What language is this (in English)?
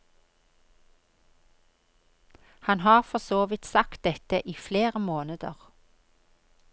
Norwegian